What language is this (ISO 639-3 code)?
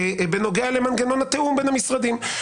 heb